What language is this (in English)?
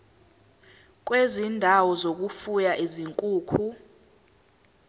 Zulu